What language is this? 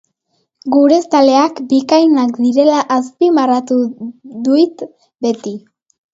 Basque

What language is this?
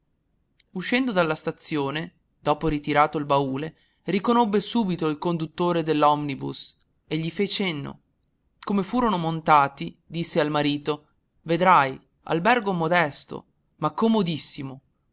Italian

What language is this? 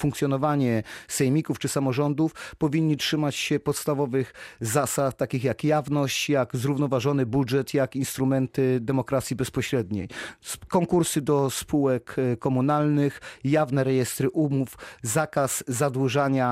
Polish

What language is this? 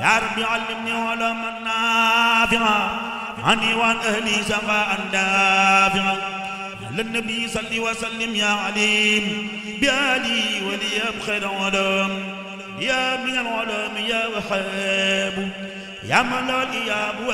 Arabic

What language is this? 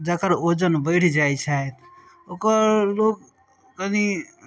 Maithili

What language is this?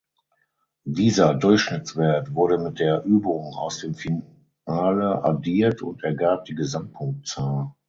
German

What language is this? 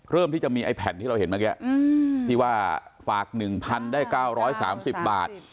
Thai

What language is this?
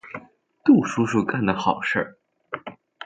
Chinese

